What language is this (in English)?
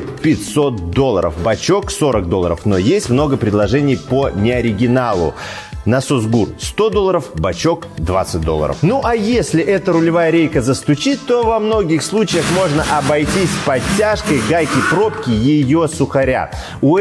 Russian